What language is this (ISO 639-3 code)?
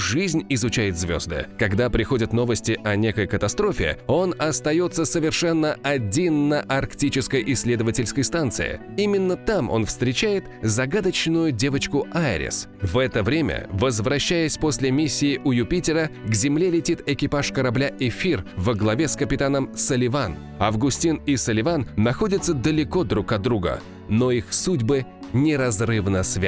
rus